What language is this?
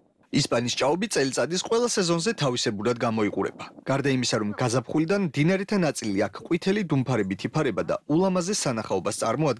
Romanian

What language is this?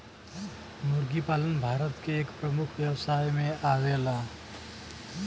Bhojpuri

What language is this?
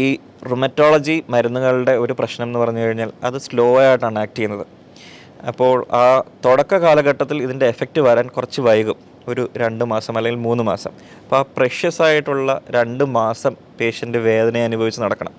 Malayalam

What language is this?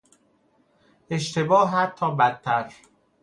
Persian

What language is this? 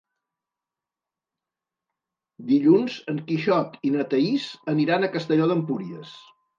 Catalan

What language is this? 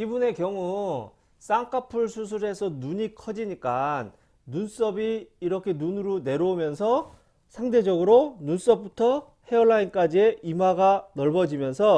Korean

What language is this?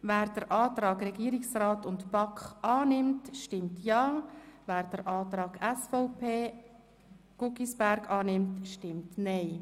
Swiss German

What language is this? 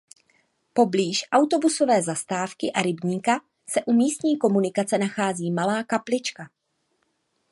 Czech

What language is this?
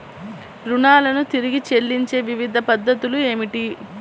Telugu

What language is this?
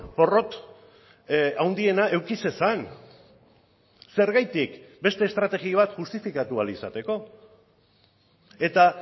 Basque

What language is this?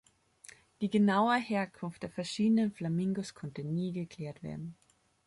German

